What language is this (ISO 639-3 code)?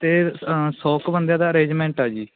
pan